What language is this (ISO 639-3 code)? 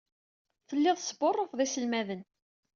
kab